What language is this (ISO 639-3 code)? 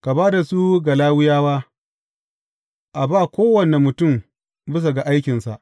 hau